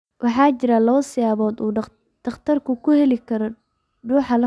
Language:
Somali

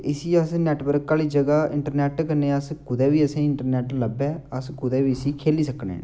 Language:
Dogri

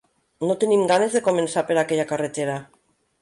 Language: Catalan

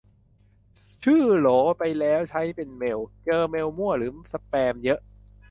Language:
Thai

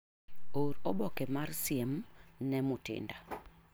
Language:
Luo (Kenya and Tanzania)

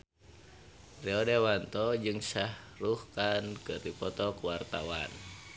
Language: Sundanese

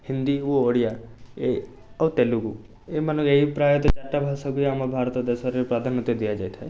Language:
Odia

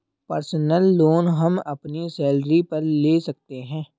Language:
Hindi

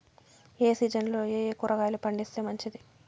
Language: Telugu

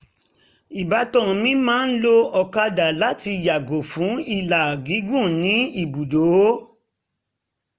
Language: Yoruba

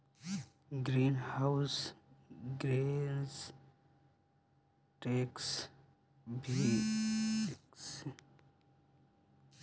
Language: Bhojpuri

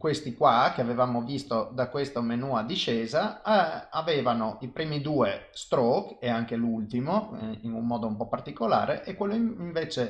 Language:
Italian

